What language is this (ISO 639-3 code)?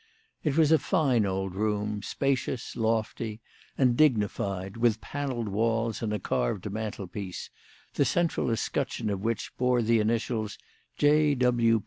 eng